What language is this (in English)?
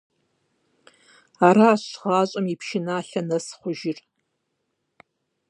Kabardian